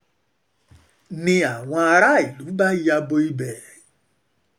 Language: Yoruba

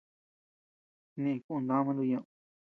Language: Tepeuxila Cuicatec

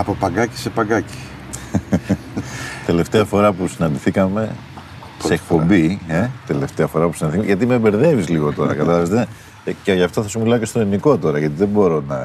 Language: Greek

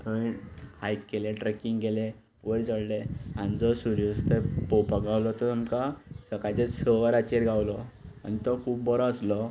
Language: Konkani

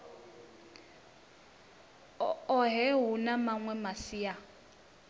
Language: Venda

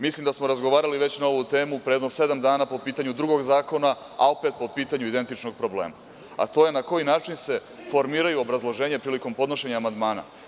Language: Serbian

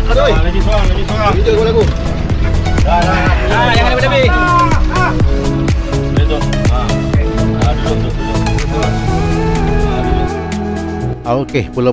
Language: Malay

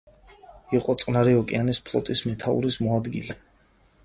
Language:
Georgian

